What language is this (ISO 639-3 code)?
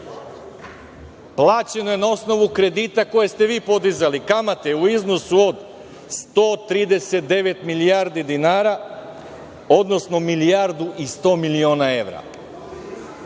srp